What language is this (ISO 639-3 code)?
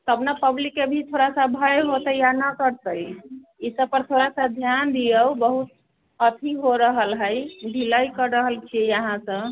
mai